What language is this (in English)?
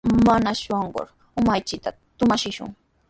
Sihuas Ancash Quechua